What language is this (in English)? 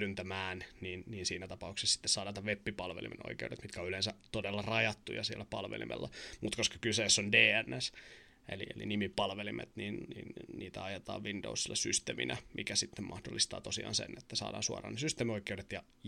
Finnish